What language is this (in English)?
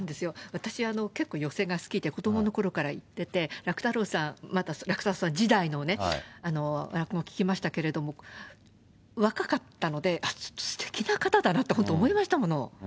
Japanese